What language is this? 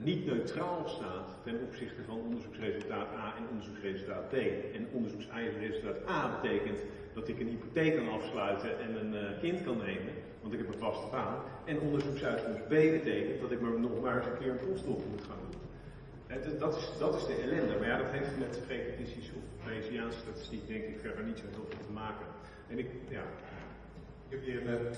Dutch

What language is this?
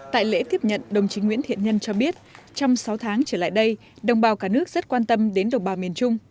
Vietnamese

